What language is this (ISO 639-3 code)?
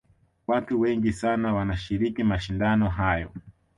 swa